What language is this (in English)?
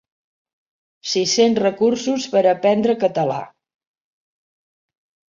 Catalan